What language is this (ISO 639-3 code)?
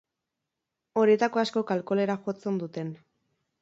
eus